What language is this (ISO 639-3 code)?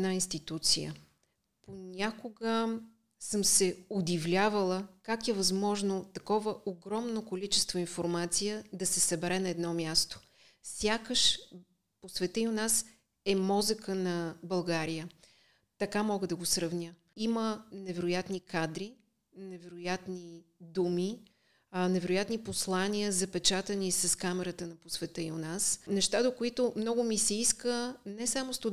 bul